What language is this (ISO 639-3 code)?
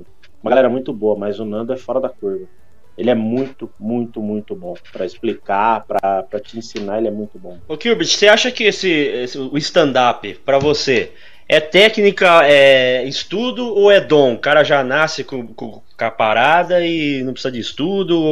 por